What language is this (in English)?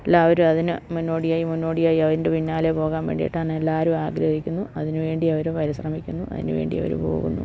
Malayalam